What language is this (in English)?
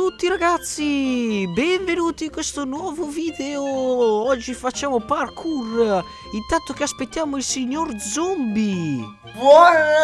Italian